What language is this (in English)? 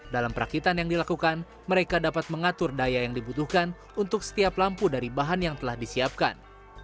Indonesian